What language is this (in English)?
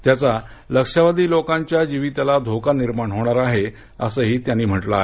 Marathi